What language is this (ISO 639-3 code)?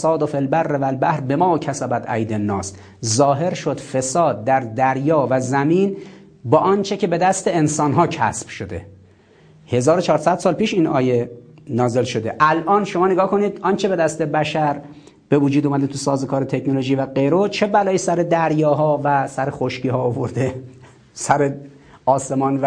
fas